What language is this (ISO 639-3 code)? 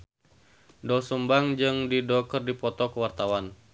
sun